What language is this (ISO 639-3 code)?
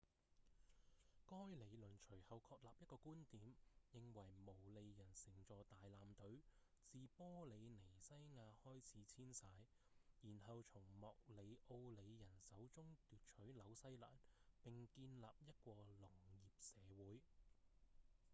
yue